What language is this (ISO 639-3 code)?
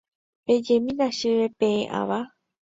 grn